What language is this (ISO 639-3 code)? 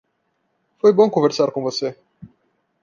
por